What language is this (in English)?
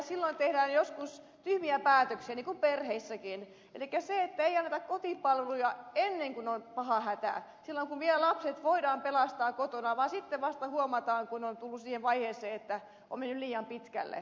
Finnish